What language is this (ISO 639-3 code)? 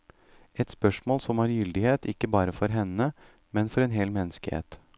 nor